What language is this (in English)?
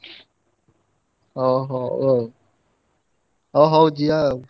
Odia